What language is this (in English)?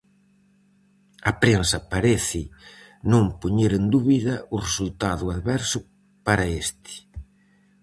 Galician